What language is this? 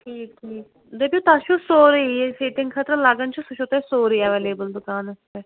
Kashmiri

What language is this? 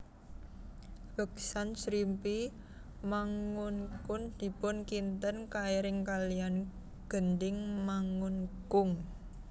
Javanese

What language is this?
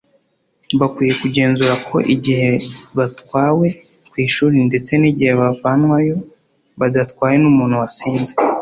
Kinyarwanda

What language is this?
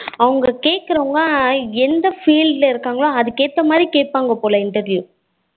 Tamil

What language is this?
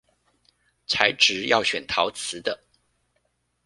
Chinese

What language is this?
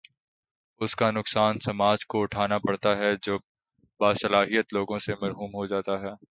Urdu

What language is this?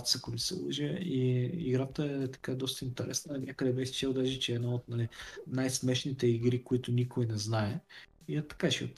Bulgarian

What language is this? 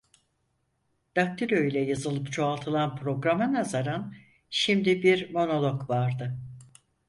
Turkish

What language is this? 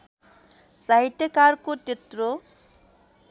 Nepali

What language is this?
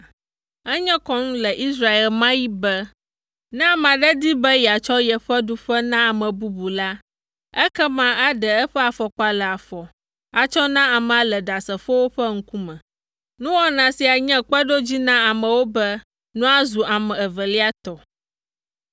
Ewe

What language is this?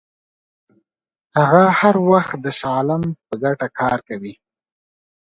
Pashto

